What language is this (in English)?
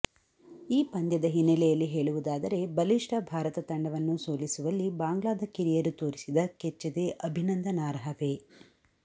Kannada